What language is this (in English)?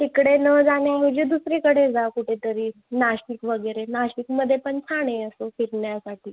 Marathi